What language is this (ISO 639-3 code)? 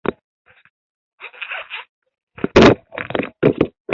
uzb